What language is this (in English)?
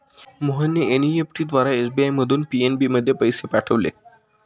Marathi